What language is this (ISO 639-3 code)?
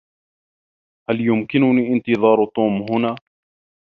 ara